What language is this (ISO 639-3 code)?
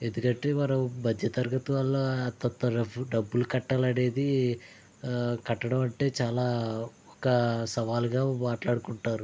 tel